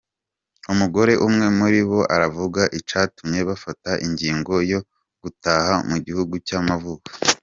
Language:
Kinyarwanda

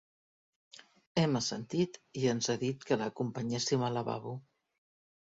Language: Catalan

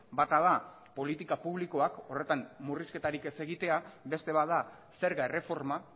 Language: Basque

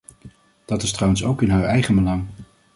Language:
Dutch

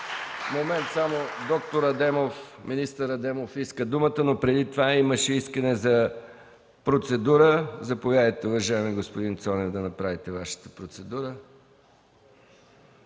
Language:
Bulgarian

